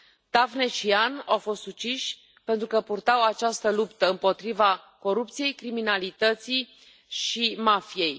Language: Romanian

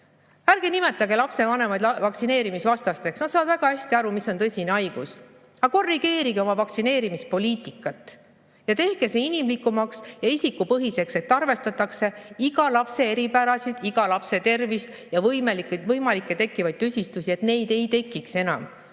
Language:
Estonian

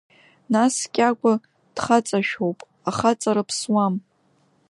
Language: Abkhazian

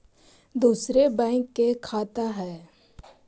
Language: Magahi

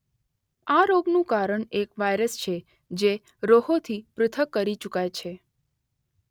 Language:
Gujarati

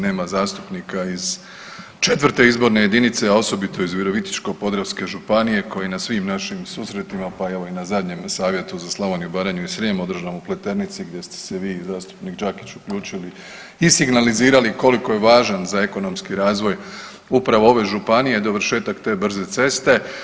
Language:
Croatian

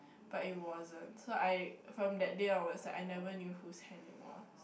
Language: English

